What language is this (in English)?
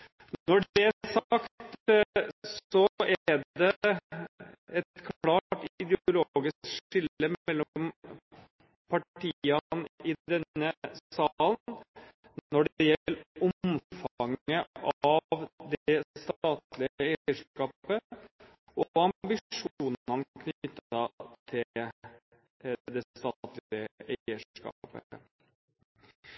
Norwegian Bokmål